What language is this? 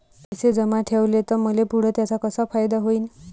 Marathi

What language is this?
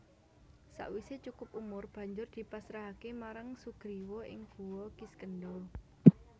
Javanese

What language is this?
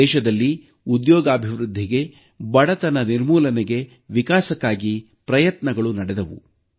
Kannada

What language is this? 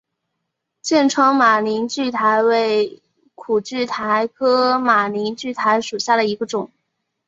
Chinese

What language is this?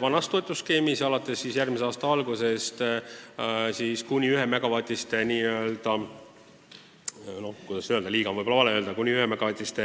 Estonian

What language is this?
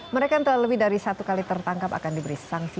Indonesian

